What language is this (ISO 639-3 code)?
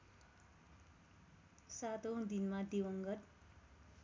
nep